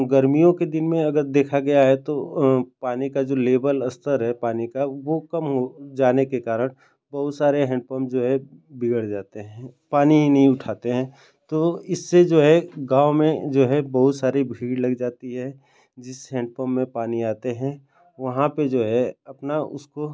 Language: Hindi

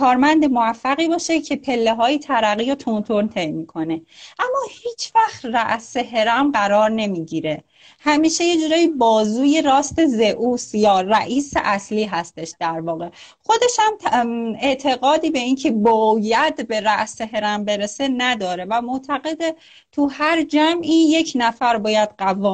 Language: Persian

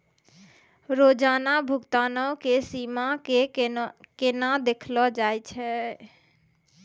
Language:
Maithili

